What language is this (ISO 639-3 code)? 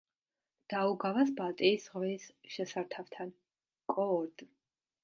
kat